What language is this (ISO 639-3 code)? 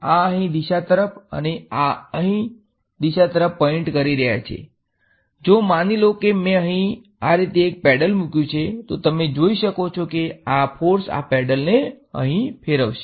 guj